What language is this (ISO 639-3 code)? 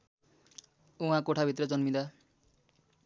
nep